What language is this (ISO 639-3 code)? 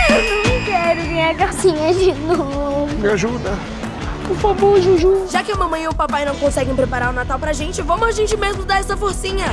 por